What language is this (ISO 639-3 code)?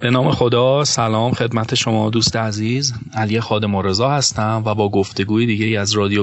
fas